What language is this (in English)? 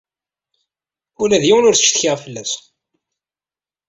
Kabyle